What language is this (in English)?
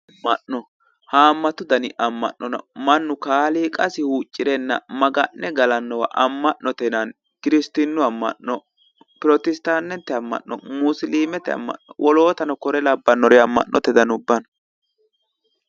Sidamo